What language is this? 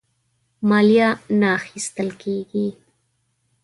Pashto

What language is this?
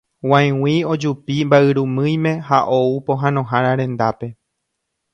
Guarani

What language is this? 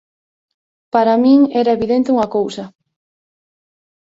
Galician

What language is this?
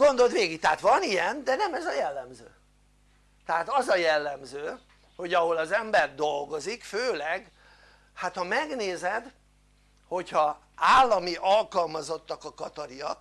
Hungarian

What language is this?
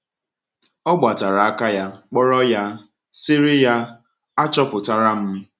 Igbo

